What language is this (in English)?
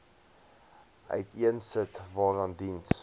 Afrikaans